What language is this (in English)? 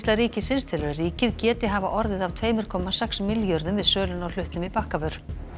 Icelandic